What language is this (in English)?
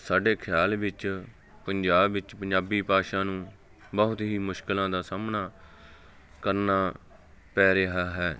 Punjabi